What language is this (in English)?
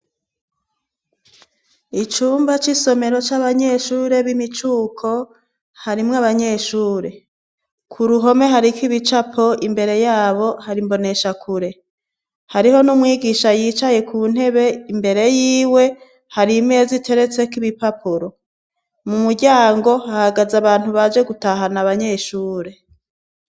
Rundi